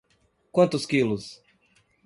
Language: Portuguese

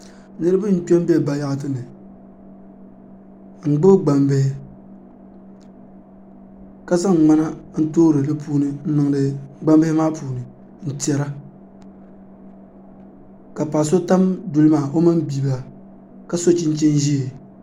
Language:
Dagbani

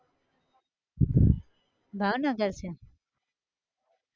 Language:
Gujarati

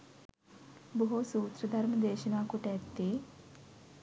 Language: Sinhala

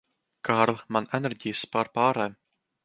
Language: Latvian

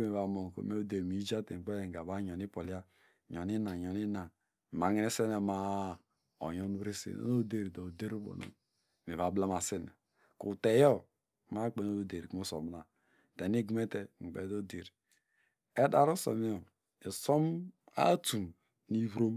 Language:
Degema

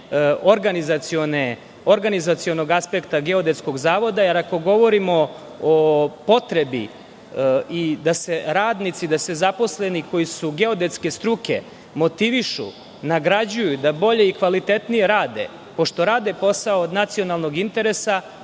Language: Serbian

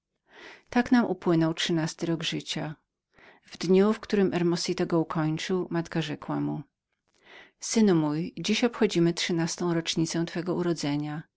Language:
Polish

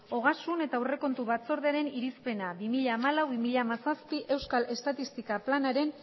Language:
Basque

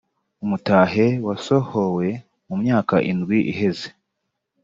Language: Kinyarwanda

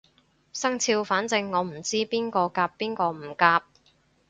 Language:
Cantonese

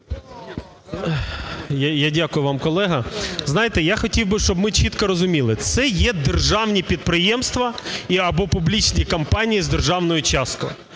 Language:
Ukrainian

